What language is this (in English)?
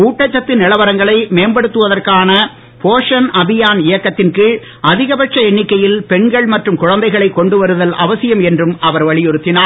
Tamil